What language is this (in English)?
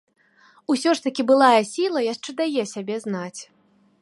Belarusian